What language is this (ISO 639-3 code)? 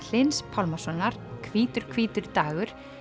isl